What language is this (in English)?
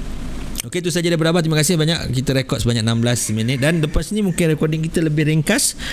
Malay